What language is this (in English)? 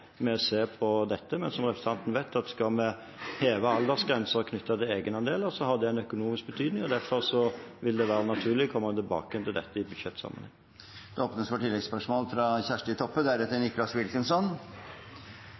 Norwegian Bokmål